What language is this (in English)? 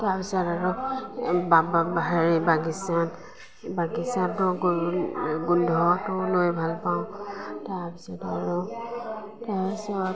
Assamese